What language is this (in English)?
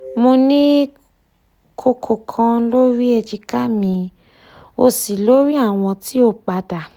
Yoruba